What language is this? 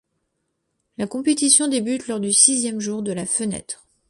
French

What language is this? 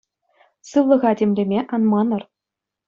Chuvash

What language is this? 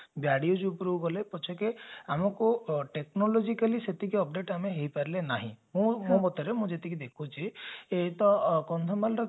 Odia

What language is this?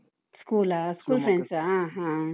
Kannada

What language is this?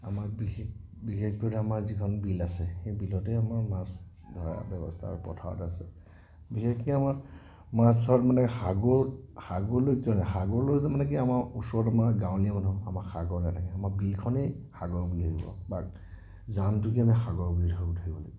Assamese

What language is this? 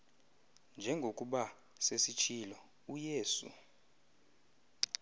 Xhosa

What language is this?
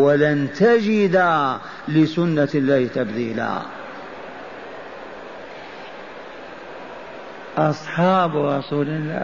Arabic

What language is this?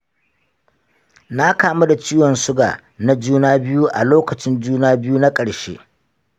Hausa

